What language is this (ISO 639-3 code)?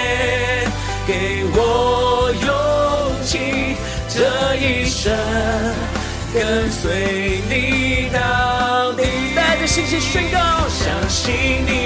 zho